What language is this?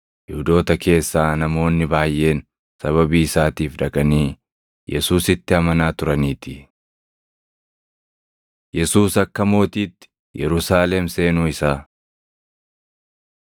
Oromo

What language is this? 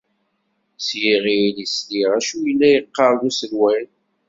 Kabyle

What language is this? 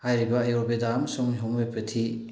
Manipuri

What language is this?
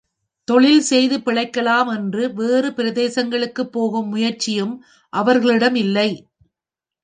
Tamil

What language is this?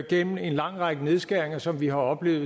Danish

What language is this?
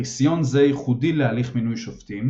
Hebrew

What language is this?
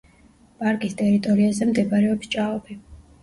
Georgian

